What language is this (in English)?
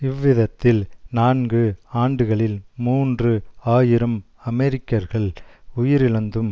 Tamil